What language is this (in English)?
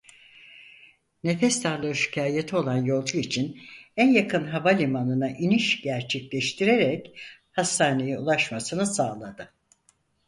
Turkish